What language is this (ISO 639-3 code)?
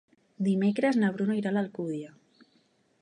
cat